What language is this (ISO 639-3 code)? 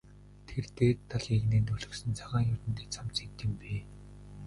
mon